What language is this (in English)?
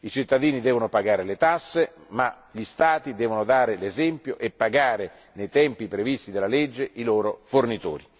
Italian